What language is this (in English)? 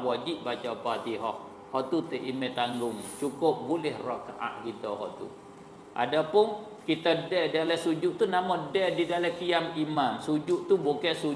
Malay